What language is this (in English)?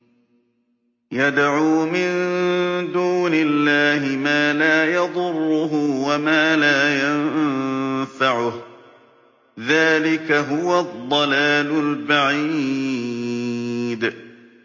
Arabic